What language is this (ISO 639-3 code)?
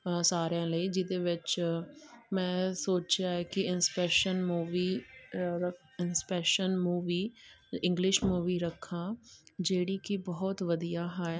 pan